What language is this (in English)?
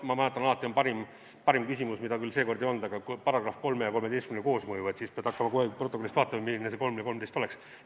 Estonian